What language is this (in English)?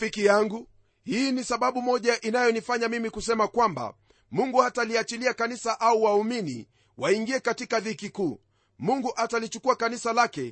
Swahili